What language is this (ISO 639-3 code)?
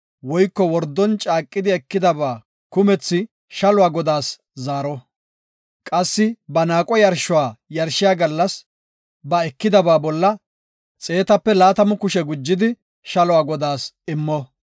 gof